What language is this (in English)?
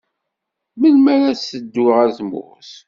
Kabyle